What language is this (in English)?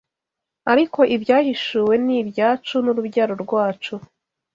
Kinyarwanda